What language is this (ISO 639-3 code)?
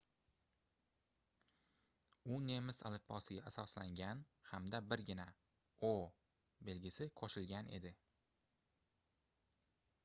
uzb